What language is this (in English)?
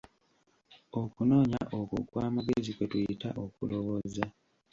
Ganda